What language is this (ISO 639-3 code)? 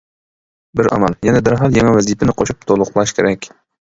uig